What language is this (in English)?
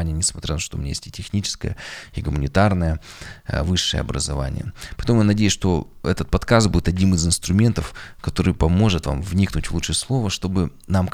Russian